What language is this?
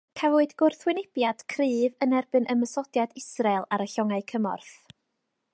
Welsh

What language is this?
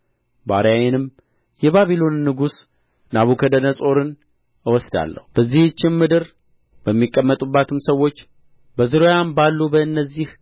Amharic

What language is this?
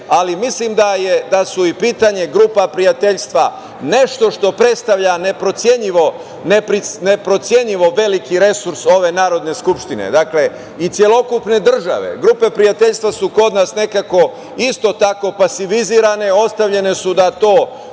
Serbian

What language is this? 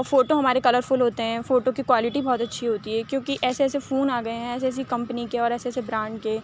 Urdu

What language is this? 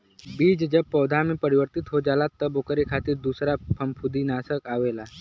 Bhojpuri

